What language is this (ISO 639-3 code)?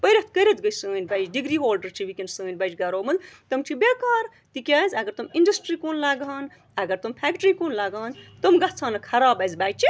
kas